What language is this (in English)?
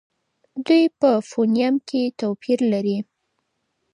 Pashto